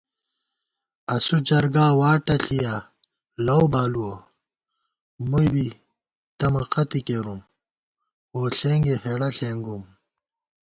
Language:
Gawar-Bati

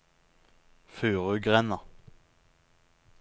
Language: Norwegian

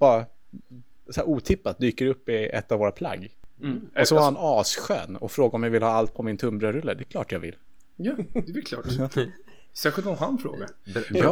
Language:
Swedish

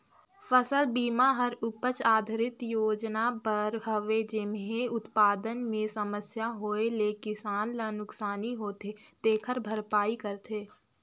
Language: Chhattisgarhi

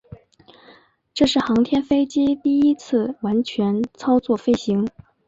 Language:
Chinese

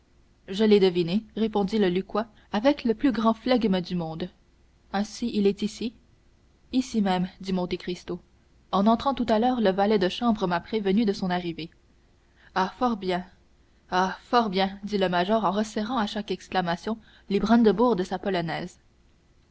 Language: French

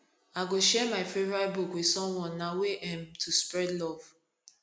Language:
Nigerian Pidgin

